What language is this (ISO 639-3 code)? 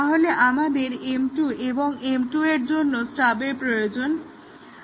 ben